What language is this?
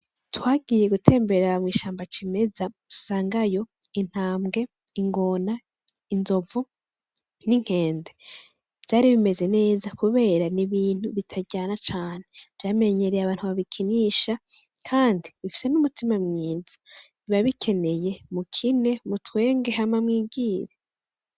Rundi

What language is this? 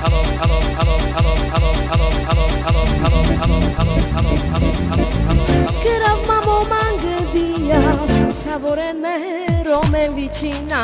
Hungarian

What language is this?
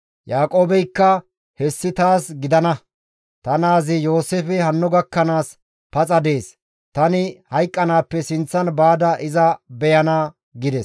Gamo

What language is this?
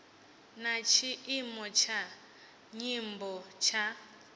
Venda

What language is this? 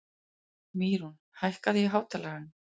Icelandic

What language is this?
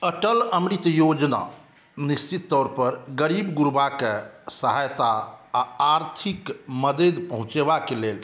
Maithili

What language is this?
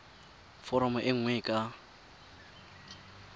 Tswana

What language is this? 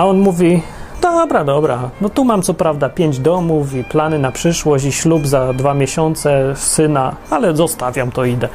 Polish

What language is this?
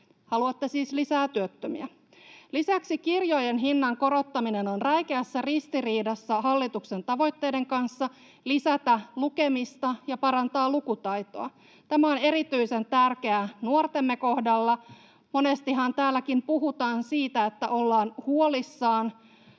Finnish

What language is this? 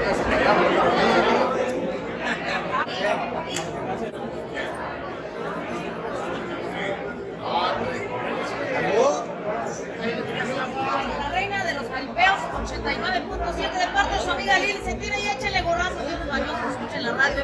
Spanish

